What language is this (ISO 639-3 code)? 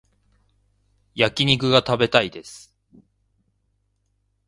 jpn